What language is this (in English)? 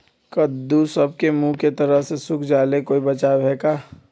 Magahi